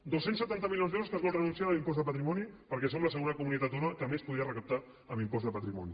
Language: Catalan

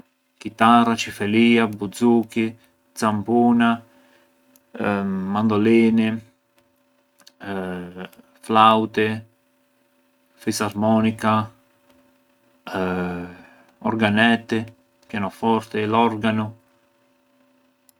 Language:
Arbëreshë Albanian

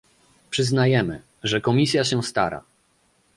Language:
Polish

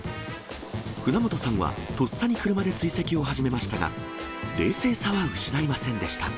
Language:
Japanese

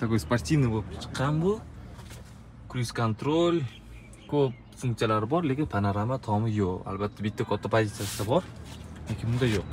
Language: Turkish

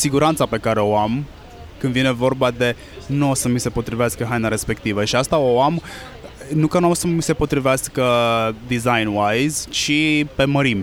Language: Romanian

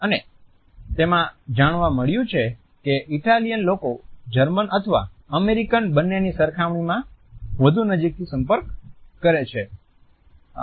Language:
Gujarati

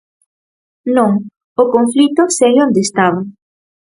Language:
Galician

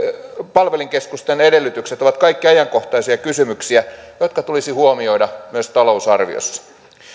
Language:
Finnish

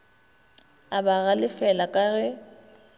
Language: Northern Sotho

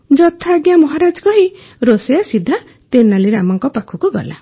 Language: Odia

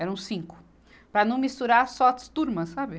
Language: Portuguese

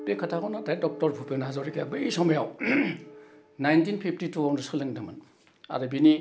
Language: Bodo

